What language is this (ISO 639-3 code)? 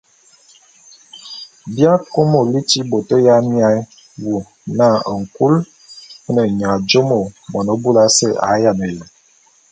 bum